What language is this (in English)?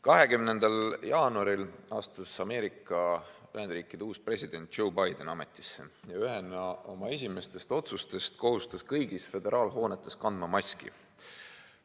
Estonian